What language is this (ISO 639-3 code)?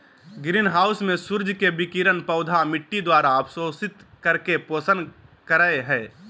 mag